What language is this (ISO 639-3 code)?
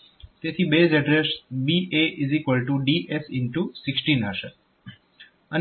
guj